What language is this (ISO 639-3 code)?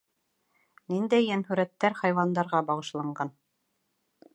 bak